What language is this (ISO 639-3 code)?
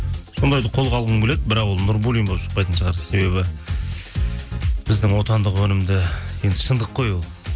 kaz